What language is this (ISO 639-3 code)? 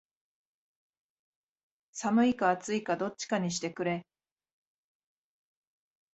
jpn